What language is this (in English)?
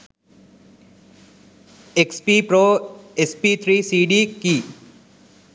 Sinhala